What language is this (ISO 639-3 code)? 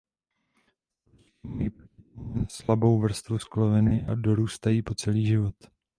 ces